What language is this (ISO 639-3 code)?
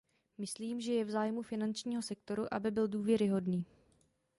ces